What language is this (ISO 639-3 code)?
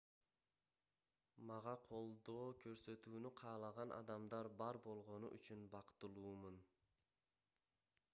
kir